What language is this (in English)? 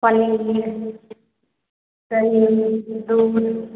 Maithili